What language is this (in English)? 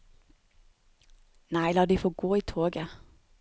Norwegian